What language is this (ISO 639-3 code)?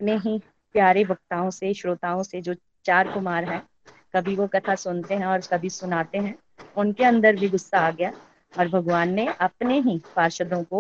hin